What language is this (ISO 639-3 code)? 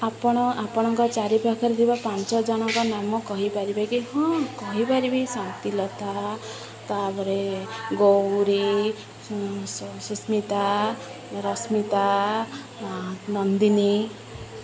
ori